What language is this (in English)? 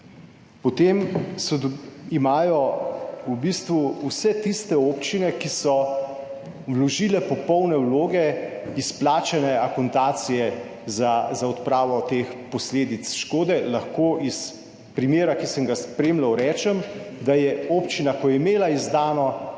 Slovenian